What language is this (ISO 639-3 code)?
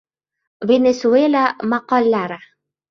uzb